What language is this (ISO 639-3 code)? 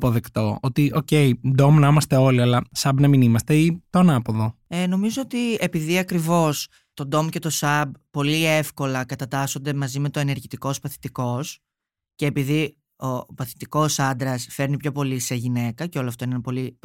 ell